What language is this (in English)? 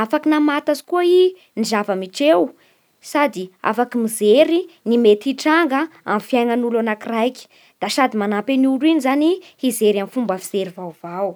Bara Malagasy